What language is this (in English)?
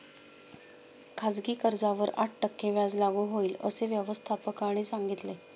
Marathi